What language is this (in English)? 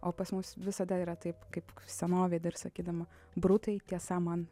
Lithuanian